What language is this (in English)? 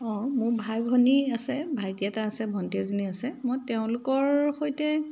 Assamese